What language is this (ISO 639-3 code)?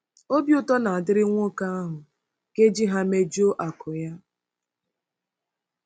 ibo